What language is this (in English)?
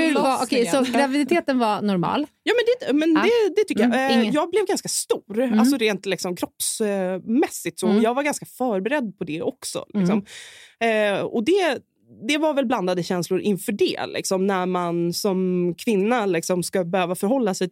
Swedish